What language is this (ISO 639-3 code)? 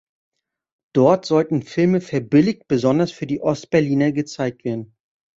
deu